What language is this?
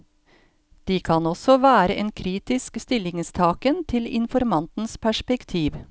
Norwegian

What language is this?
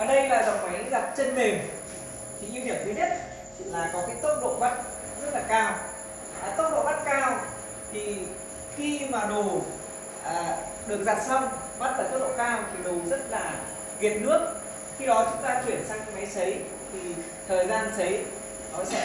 Vietnamese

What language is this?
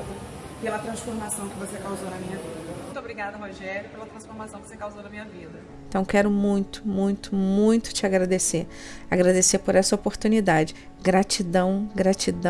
Portuguese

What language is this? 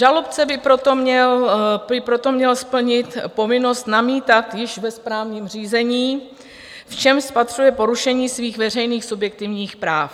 Czech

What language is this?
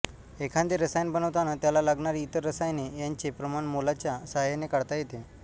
Marathi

